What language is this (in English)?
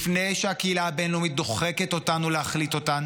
Hebrew